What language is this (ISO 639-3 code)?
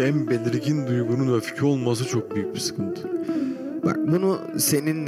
tur